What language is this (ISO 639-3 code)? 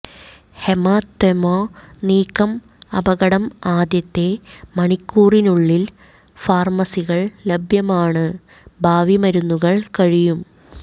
mal